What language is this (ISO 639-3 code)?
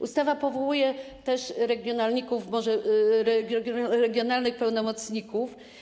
pol